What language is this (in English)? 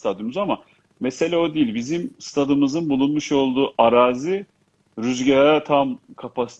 Turkish